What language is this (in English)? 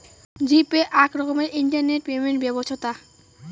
Bangla